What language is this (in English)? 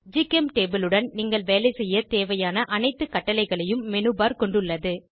Tamil